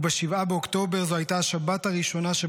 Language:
Hebrew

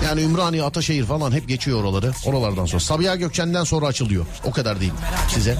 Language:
Turkish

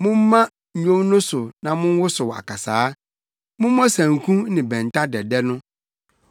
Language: Akan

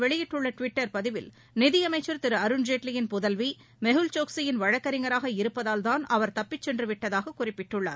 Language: Tamil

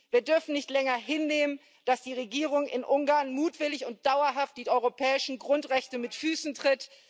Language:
German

